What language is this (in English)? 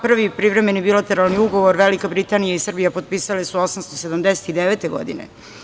Serbian